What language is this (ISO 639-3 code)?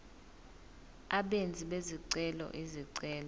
zul